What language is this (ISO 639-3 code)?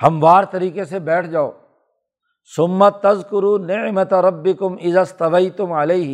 urd